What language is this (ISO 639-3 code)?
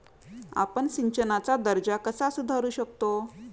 mar